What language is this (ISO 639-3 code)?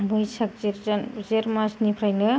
brx